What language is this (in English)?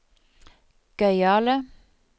Norwegian